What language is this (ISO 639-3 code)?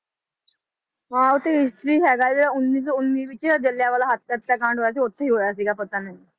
pan